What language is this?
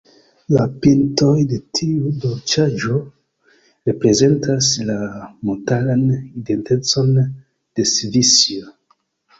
Esperanto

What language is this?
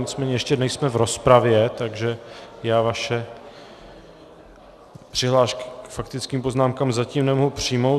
Czech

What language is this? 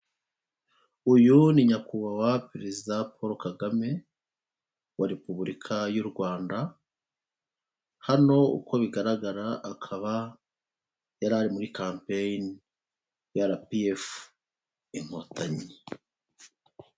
Kinyarwanda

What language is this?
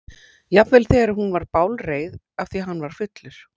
Icelandic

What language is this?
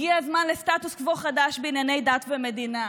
Hebrew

